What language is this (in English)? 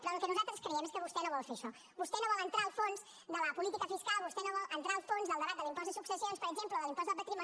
Catalan